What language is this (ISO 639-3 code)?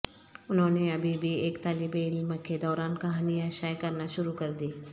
urd